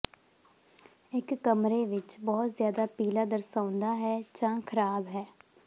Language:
Punjabi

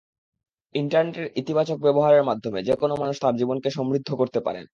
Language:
Bangla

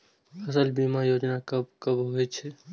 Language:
Maithili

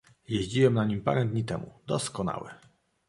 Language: Polish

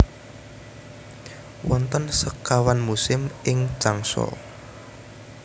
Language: Javanese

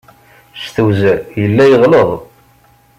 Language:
Kabyle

